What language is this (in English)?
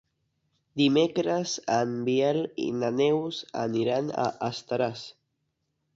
Catalan